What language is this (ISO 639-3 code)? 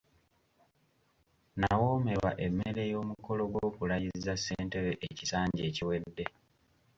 lug